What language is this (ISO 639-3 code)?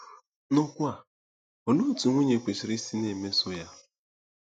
ibo